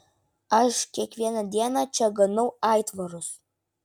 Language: Lithuanian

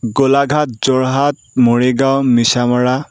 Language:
Assamese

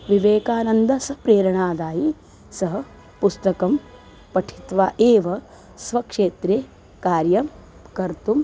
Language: Sanskrit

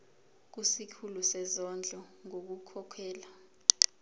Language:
Zulu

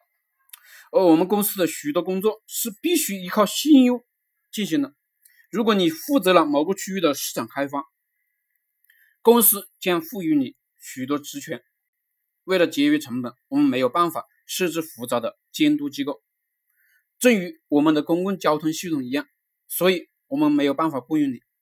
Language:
Chinese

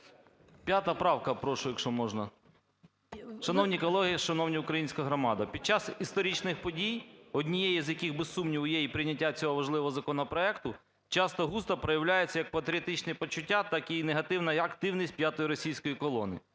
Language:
Ukrainian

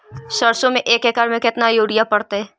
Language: Magahi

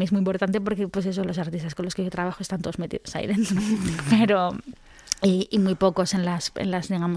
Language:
Spanish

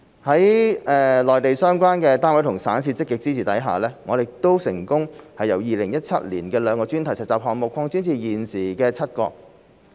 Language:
Cantonese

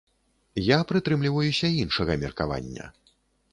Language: Belarusian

